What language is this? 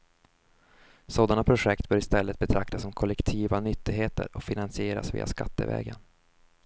Swedish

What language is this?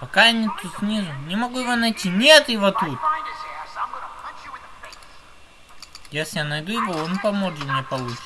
Russian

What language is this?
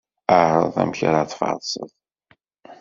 Kabyle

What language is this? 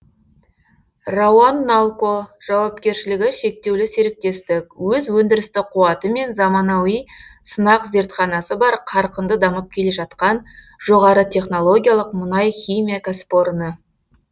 Kazakh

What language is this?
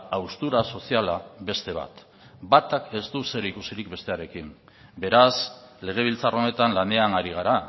Basque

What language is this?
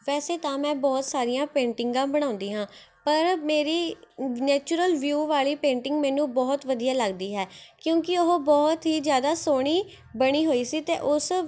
Punjabi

